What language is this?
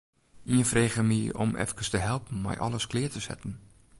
Western Frisian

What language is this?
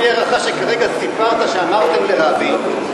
Hebrew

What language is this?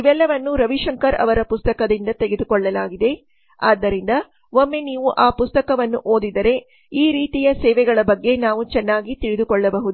Kannada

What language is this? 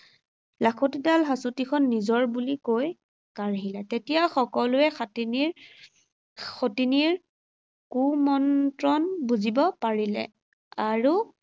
Assamese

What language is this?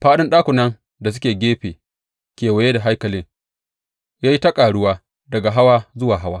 Hausa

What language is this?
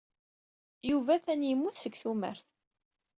Kabyle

